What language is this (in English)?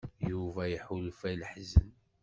Kabyle